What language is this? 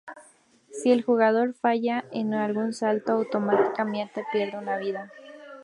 Spanish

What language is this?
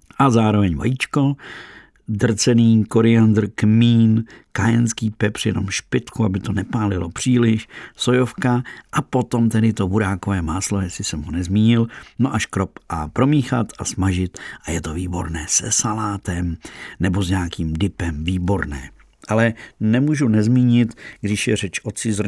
Czech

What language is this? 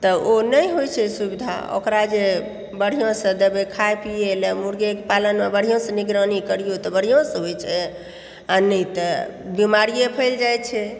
Maithili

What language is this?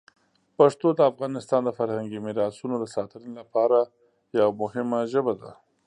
Pashto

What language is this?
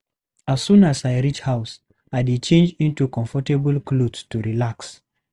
Nigerian Pidgin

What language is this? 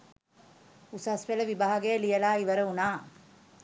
Sinhala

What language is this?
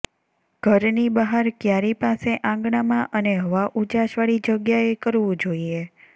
Gujarati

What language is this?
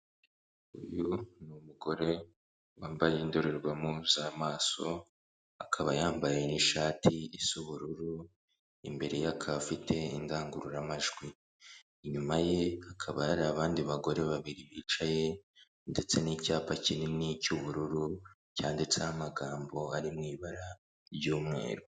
Kinyarwanda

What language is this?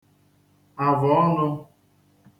Igbo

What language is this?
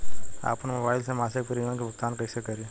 Bhojpuri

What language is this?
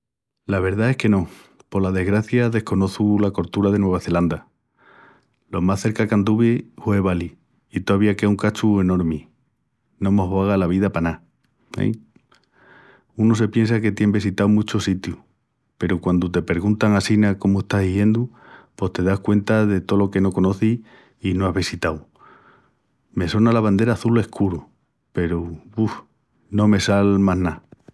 Extremaduran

